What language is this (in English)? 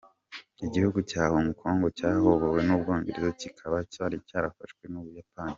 Kinyarwanda